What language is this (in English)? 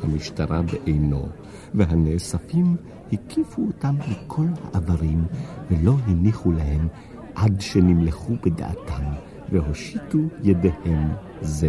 Hebrew